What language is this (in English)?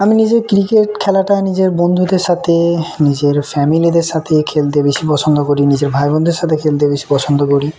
Bangla